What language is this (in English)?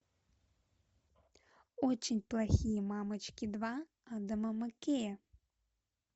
Russian